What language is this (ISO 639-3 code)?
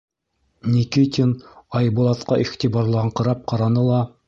bak